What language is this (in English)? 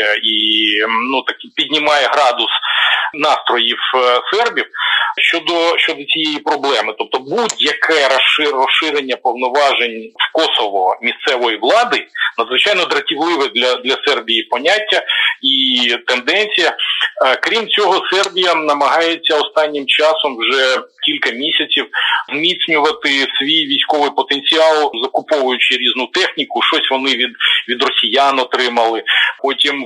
Ukrainian